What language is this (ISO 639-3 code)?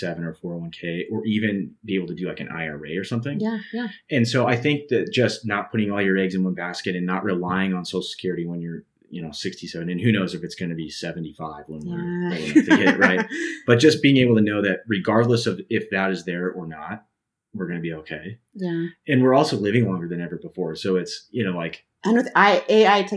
eng